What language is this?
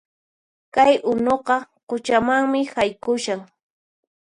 Puno Quechua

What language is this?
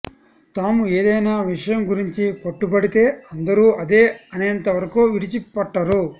Telugu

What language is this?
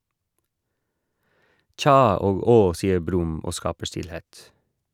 Norwegian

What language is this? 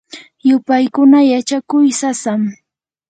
Yanahuanca Pasco Quechua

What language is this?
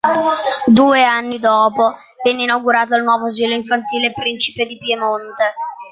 Italian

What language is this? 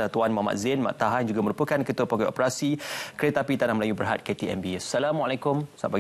Malay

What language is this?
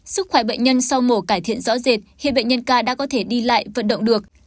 Vietnamese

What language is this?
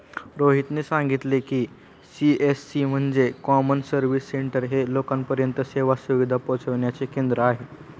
Marathi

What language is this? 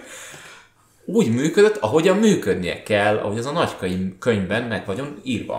Hungarian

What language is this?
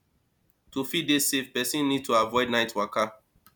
Nigerian Pidgin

